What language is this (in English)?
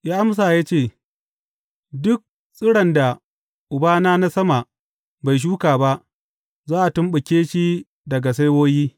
Hausa